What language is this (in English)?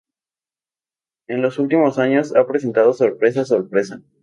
Spanish